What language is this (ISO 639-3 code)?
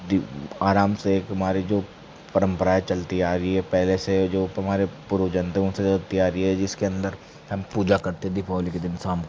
hin